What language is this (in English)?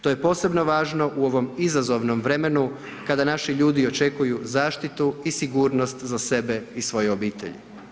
Croatian